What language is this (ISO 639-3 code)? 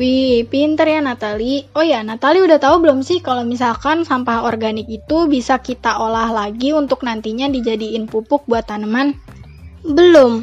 ind